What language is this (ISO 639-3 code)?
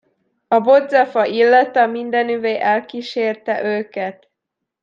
hun